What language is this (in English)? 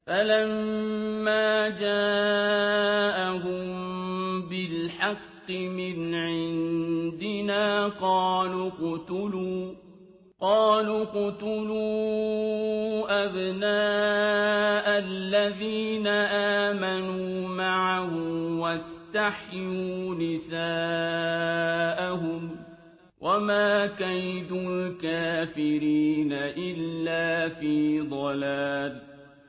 Arabic